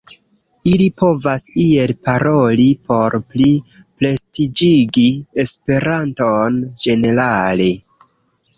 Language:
Esperanto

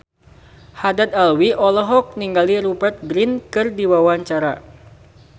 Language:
Sundanese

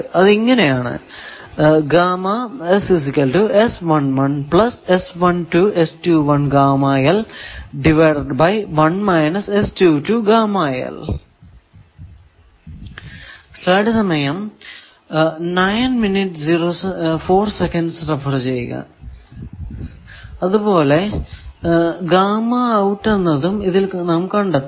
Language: Malayalam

